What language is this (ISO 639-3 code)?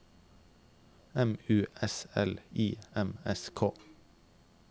nor